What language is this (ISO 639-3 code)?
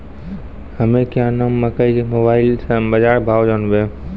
mai